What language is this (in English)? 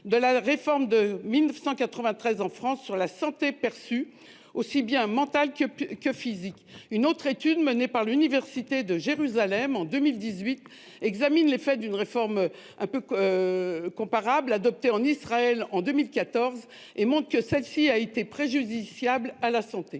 French